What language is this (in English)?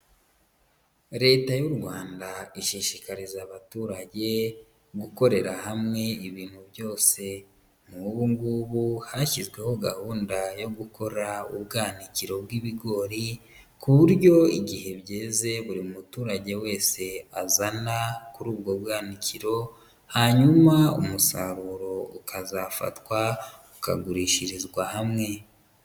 Kinyarwanda